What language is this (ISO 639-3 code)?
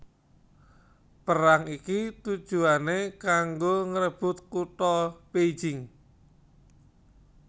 jav